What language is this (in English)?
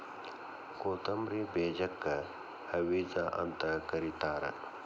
Kannada